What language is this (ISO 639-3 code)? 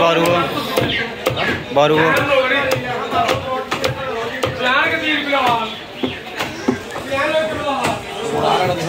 ara